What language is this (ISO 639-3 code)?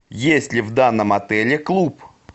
rus